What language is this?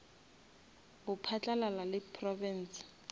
Northern Sotho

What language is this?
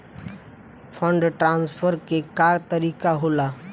Bhojpuri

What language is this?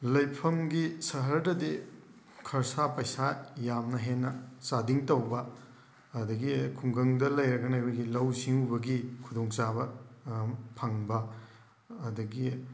Manipuri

